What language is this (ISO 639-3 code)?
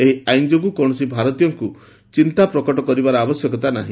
ori